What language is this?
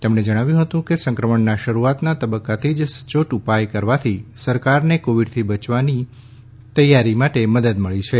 Gujarati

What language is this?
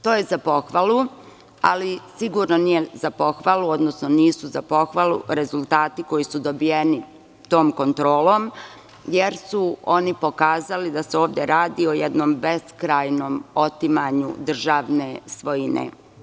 Serbian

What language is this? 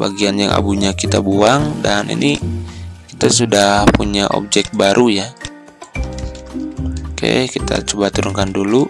Indonesian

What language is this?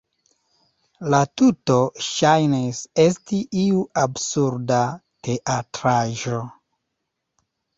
Esperanto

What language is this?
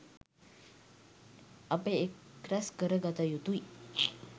Sinhala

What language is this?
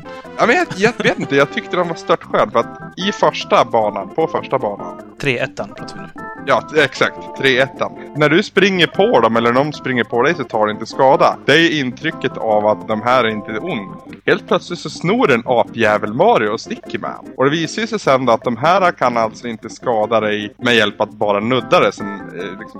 Swedish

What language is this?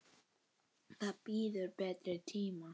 Icelandic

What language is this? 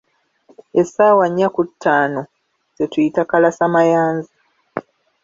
Ganda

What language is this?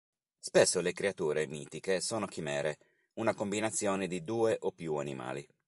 Italian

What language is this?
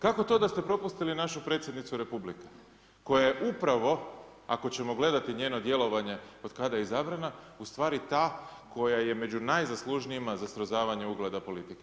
Croatian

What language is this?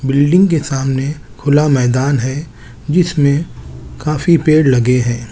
Hindi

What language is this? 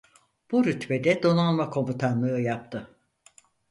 Turkish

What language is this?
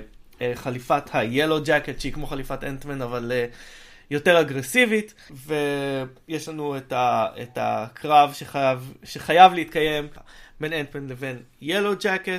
Hebrew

